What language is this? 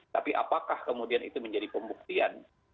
Indonesian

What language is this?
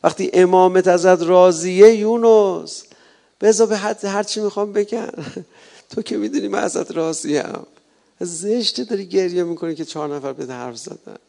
Persian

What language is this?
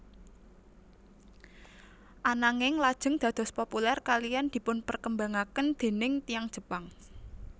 Javanese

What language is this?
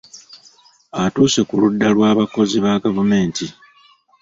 Ganda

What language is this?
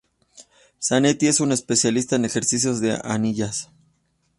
Spanish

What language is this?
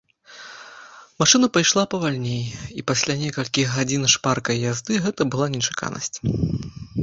Belarusian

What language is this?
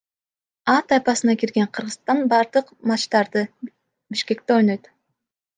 Kyrgyz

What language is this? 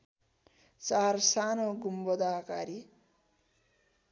Nepali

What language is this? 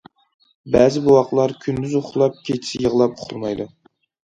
Uyghur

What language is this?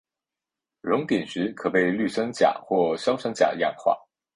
Chinese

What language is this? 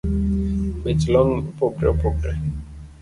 Luo (Kenya and Tanzania)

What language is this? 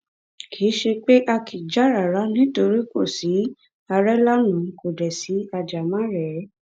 Yoruba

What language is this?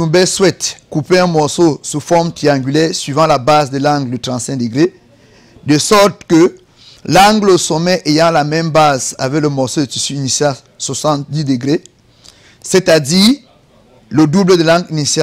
French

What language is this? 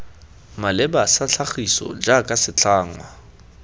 Tswana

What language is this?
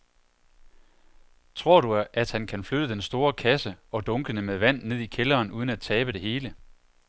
Danish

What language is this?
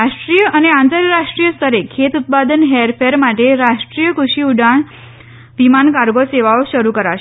Gujarati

